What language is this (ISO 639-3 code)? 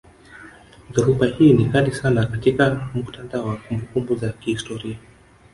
swa